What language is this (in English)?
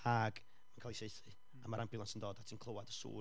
Welsh